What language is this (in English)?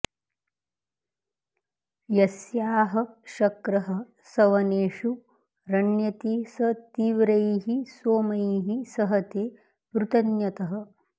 Sanskrit